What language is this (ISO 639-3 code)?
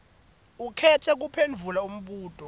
ssw